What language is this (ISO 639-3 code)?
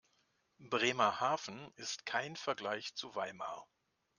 deu